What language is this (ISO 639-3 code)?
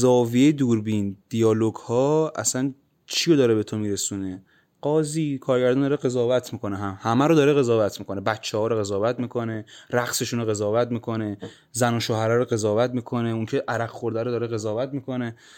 fas